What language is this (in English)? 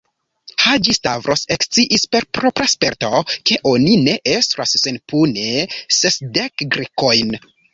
Esperanto